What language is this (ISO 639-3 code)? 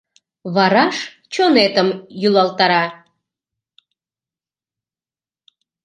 chm